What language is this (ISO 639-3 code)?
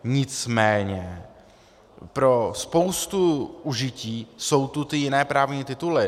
ces